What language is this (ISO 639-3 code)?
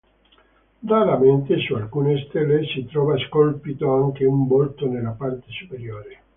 ita